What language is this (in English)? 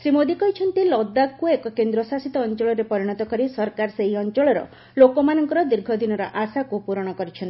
Odia